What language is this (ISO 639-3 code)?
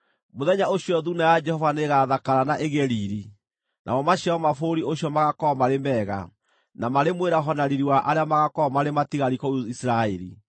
kik